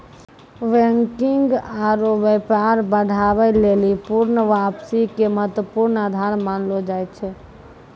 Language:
Maithili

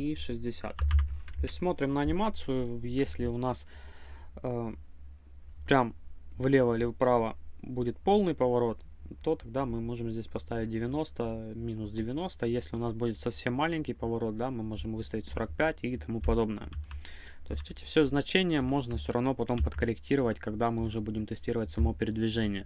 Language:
Russian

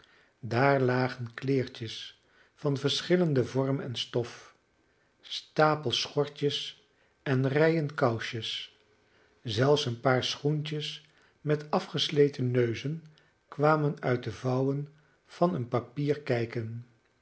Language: Dutch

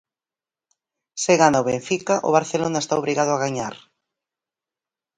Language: Galician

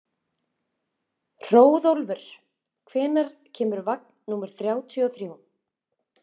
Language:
Icelandic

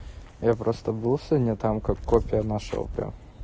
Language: Russian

